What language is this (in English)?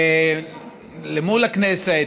Hebrew